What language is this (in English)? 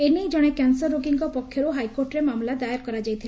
Odia